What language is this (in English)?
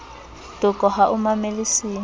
Southern Sotho